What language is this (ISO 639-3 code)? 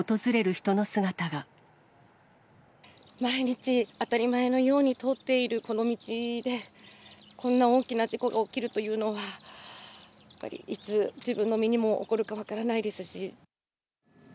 jpn